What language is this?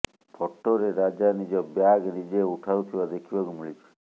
Odia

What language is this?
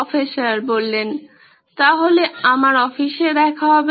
Bangla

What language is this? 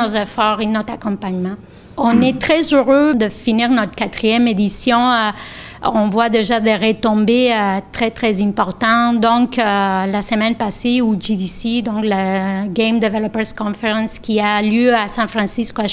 French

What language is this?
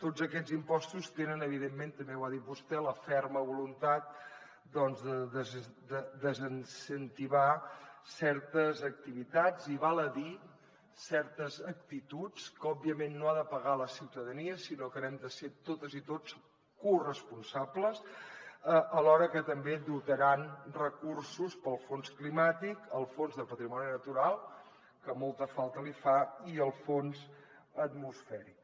Catalan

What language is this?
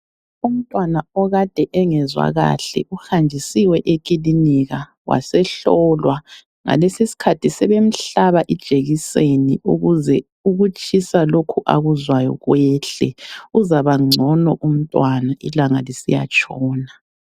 North Ndebele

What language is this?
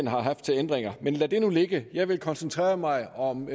Danish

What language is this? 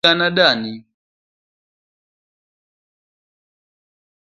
Luo (Kenya and Tanzania)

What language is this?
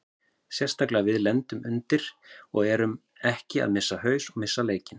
Icelandic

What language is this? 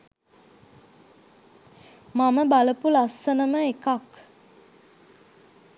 Sinhala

